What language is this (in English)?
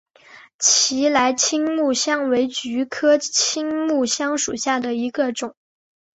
Chinese